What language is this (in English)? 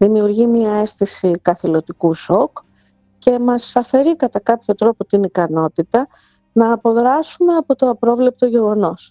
Greek